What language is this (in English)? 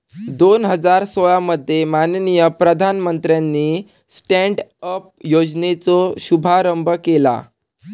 Marathi